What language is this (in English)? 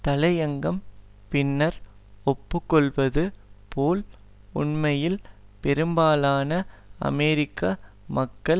Tamil